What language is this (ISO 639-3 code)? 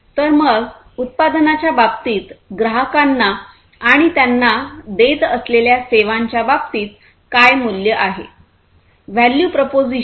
mar